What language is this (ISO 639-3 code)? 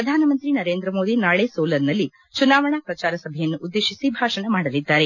kan